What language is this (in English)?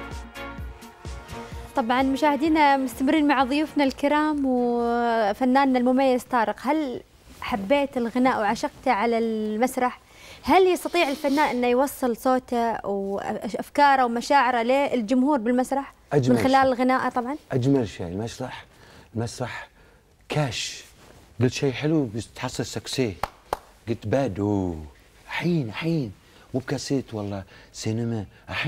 Arabic